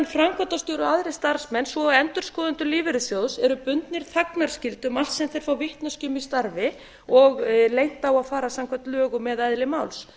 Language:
Icelandic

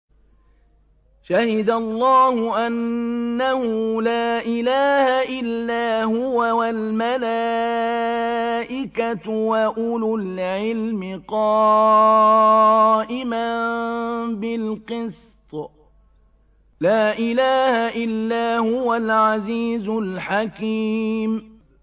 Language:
Arabic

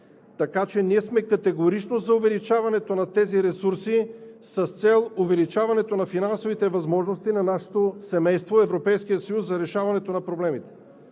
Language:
Bulgarian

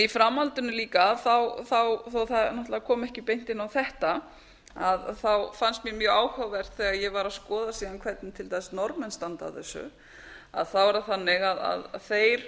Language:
Icelandic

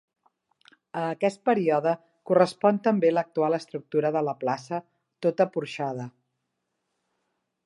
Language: Catalan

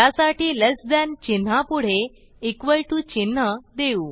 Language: Marathi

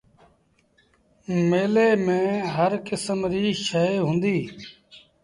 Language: Sindhi Bhil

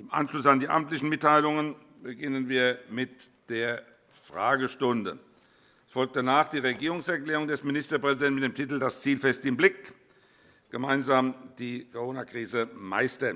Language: German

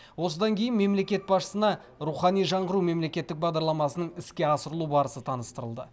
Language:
Kazakh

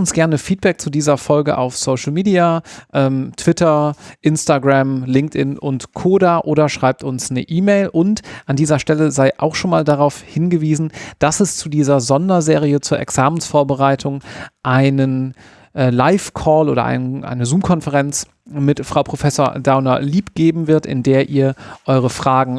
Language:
German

